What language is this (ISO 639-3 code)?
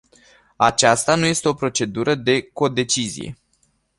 ron